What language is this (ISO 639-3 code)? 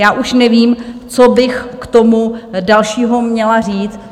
ces